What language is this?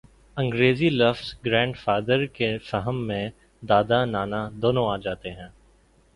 Urdu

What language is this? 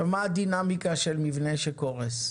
Hebrew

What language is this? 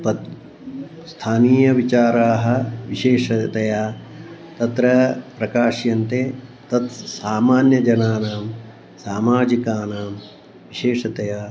Sanskrit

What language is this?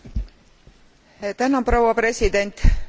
Estonian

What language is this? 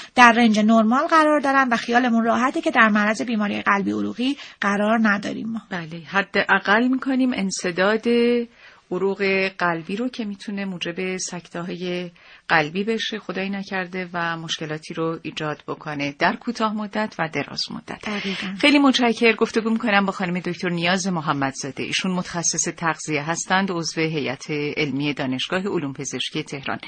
Persian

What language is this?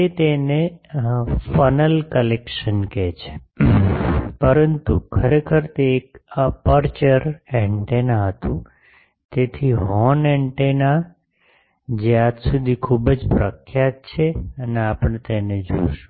Gujarati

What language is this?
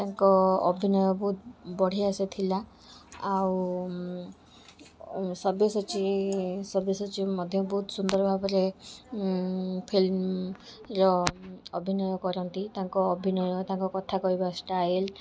Odia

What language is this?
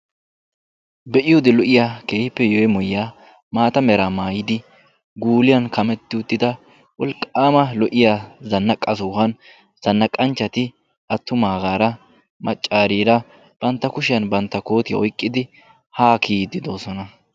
Wolaytta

